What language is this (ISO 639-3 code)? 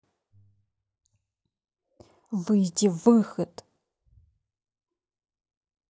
rus